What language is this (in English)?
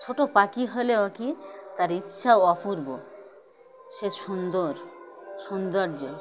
Bangla